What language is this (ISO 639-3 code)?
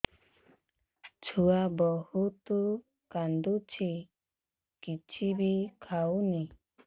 ori